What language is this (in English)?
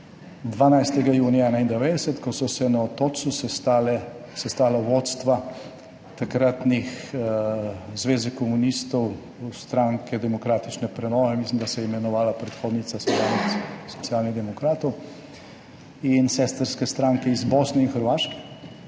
Slovenian